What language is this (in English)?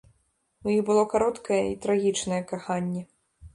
Belarusian